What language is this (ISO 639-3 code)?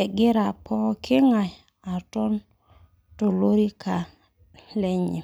mas